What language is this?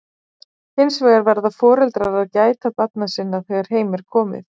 Icelandic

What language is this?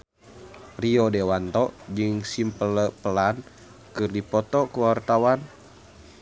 Sundanese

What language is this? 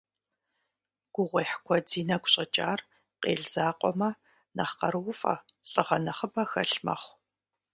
Kabardian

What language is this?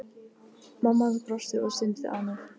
Icelandic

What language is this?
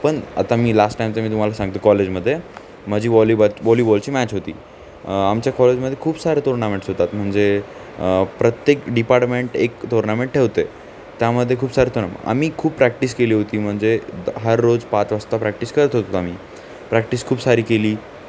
Marathi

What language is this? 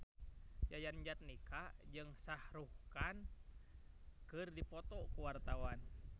Sundanese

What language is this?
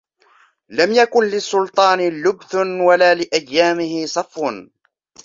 Arabic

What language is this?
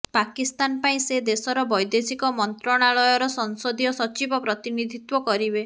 Odia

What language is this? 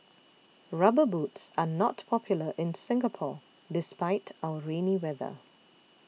English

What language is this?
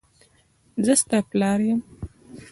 Pashto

